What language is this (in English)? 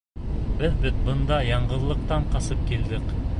Bashkir